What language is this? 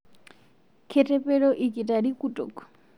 Masai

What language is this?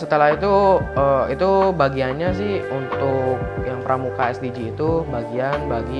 Indonesian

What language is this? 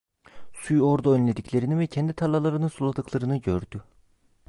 Turkish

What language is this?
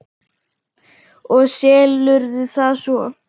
Icelandic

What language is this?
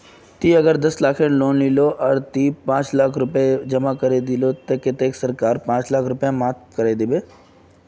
Magahi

